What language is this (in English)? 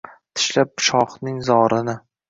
Uzbek